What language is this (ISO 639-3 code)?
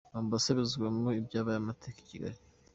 kin